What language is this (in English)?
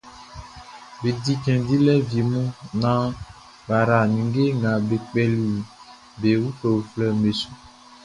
Baoulé